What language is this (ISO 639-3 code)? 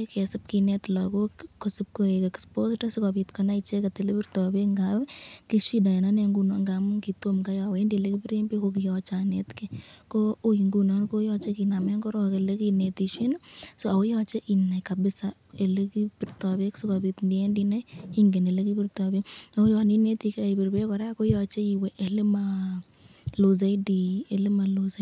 kln